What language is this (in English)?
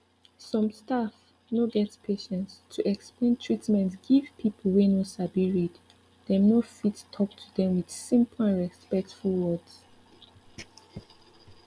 Nigerian Pidgin